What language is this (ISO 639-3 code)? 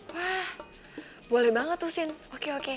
ind